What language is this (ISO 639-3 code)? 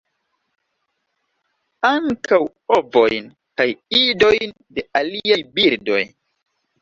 epo